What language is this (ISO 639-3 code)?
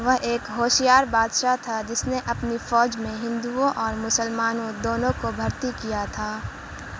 urd